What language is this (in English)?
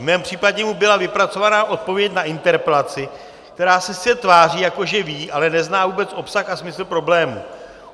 Czech